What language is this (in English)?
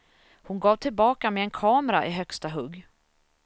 Swedish